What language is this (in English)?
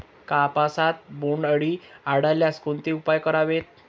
Marathi